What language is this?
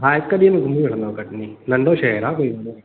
Sindhi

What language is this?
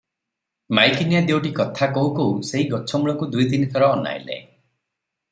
Odia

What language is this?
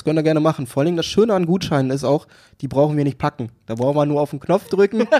German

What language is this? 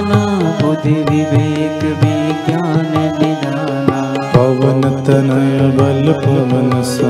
Hindi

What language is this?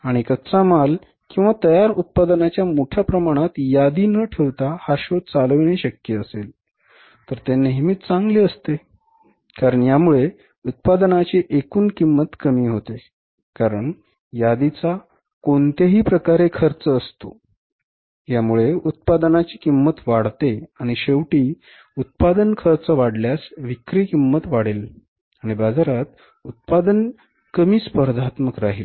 Marathi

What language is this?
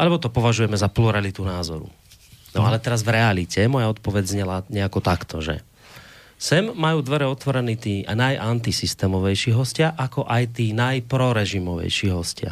Slovak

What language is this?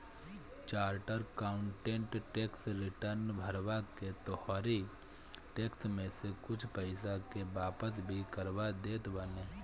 Bhojpuri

